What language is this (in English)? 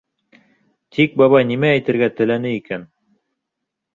Bashkir